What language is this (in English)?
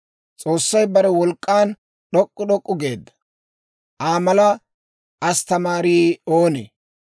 Dawro